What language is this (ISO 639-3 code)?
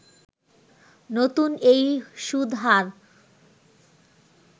ben